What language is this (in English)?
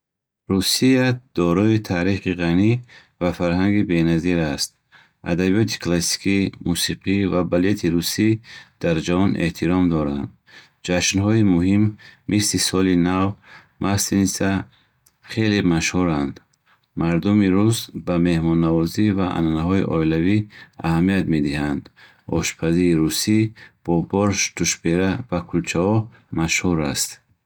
Bukharic